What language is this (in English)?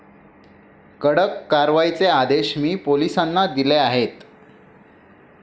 Marathi